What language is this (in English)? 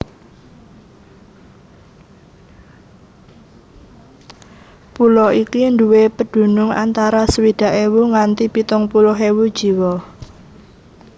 Javanese